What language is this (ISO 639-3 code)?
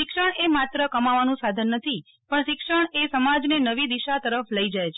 guj